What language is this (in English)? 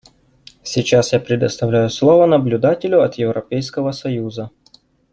Russian